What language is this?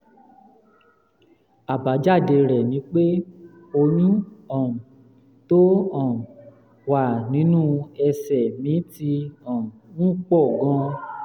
Yoruba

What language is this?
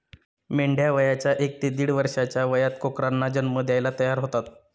Marathi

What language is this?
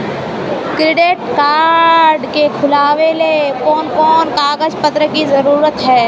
Magahi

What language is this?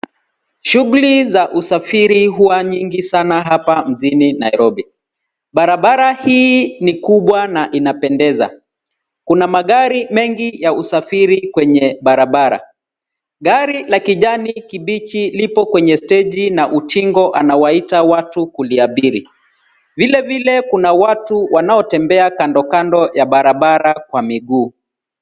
Swahili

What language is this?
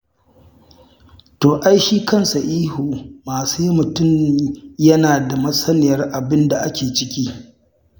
Hausa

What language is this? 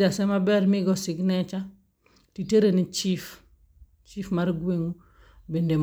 Luo (Kenya and Tanzania)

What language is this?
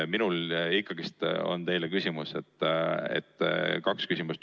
Estonian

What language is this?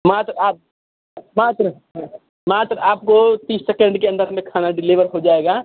Hindi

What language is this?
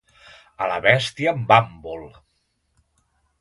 Catalan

